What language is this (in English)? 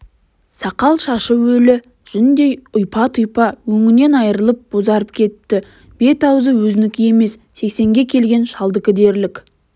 Kazakh